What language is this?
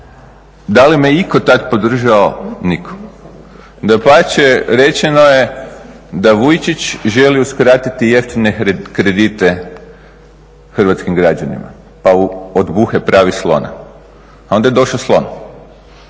Croatian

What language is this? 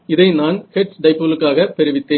Tamil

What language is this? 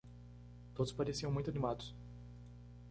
Portuguese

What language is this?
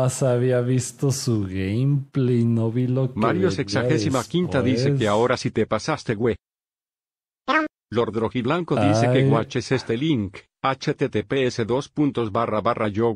Spanish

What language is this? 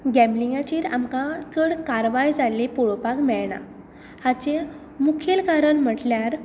Konkani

